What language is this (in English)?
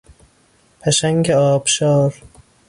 Persian